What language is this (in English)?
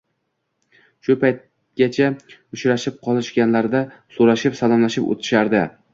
Uzbek